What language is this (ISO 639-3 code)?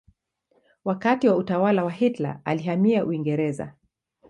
swa